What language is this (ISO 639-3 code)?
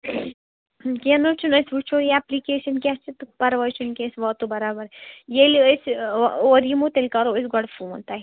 kas